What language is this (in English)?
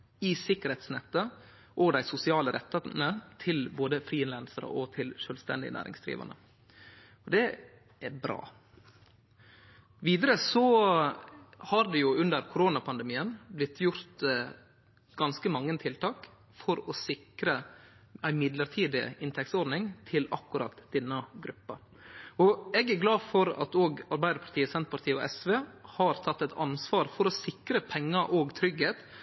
Norwegian Nynorsk